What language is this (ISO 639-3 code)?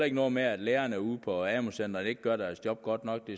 dan